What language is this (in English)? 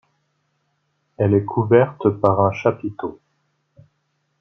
French